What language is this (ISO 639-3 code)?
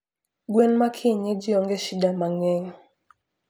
luo